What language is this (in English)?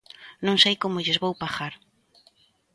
Galician